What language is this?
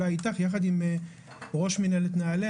Hebrew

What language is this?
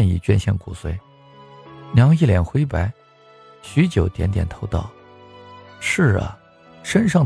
Chinese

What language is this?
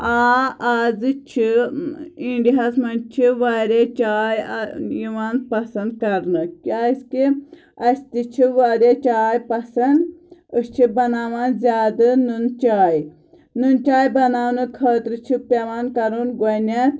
Kashmiri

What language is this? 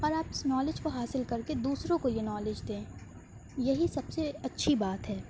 Urdu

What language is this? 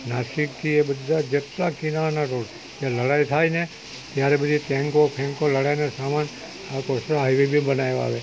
Gujarati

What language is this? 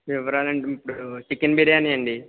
Telugu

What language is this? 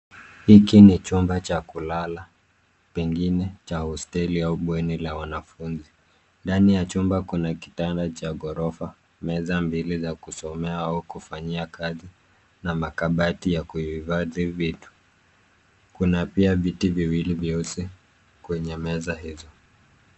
Swahili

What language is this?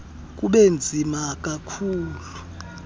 Xhosa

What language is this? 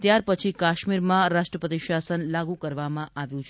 Gujarati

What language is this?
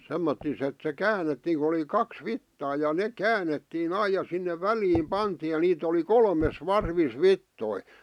Finnish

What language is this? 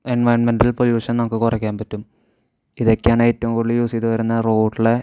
Malayalam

